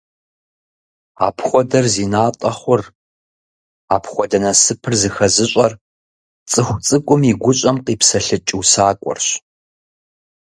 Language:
Kabardian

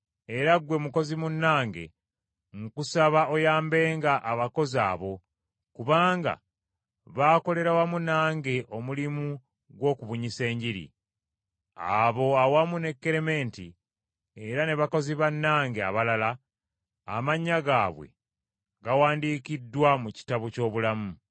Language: Ganda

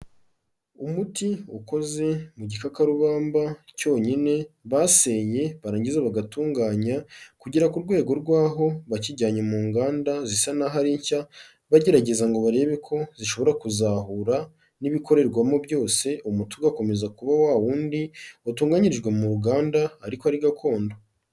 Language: Kinyarwanda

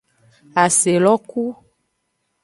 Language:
Aja (Benin)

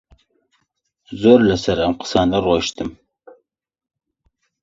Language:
Central Kurdish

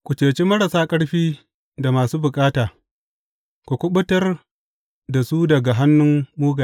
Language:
Hausa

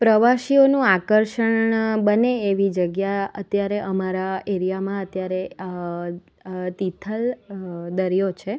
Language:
Gujarati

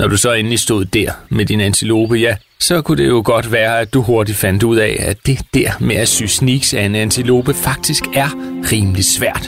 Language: Danish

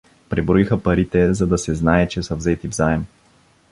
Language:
Bulgarian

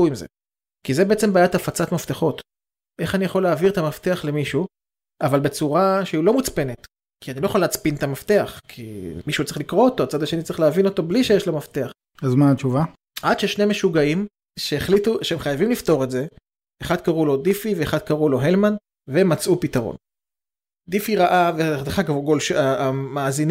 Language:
Hebrew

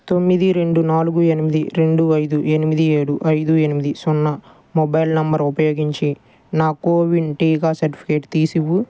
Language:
Telugu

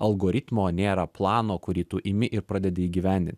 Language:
Lithuanian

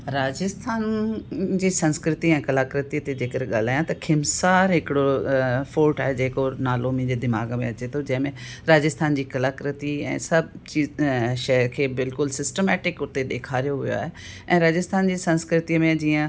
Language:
Sindhi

